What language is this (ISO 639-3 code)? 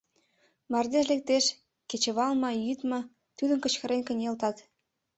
chm